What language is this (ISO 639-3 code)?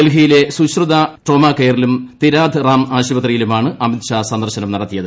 mal